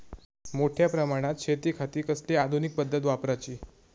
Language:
Marathi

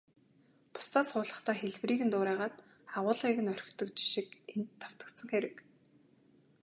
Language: Mongolian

